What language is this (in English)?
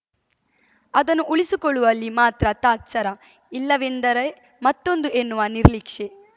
Kannada